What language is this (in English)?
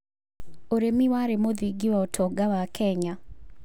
Kikuyu